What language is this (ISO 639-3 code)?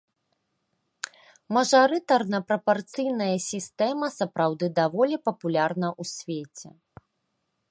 bel